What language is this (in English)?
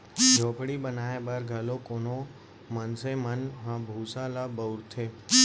Chhattisgarhi